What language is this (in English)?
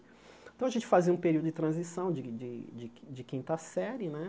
Portuguese